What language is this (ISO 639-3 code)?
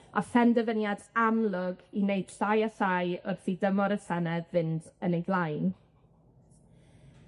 cym